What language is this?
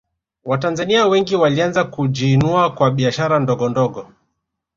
Swahili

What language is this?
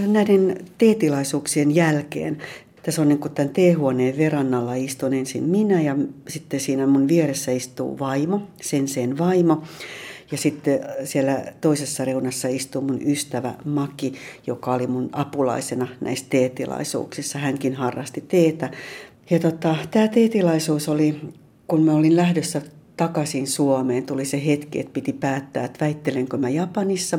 Finnish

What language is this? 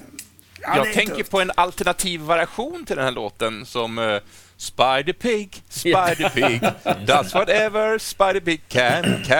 Swedish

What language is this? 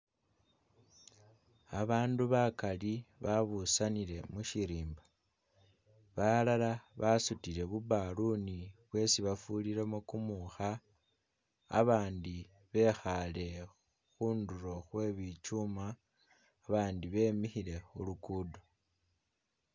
Masaaba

